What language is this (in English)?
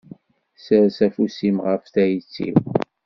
Kabyle